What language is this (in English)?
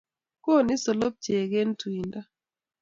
Kalenjin